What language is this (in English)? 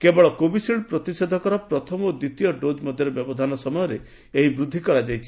Odia